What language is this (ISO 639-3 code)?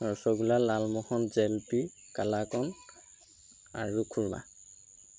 asm